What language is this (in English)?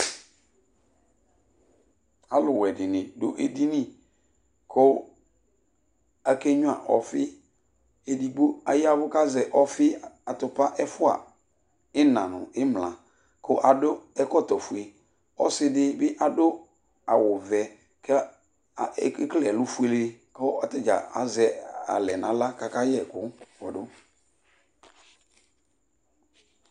Ikposo